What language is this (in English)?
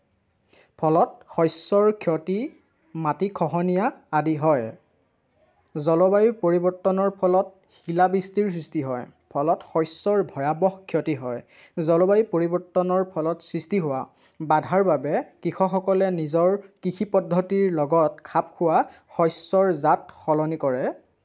Assamese